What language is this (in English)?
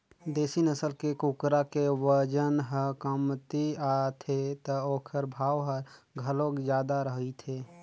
Chhattisgarhi